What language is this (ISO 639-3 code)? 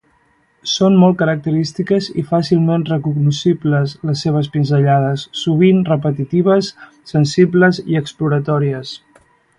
cat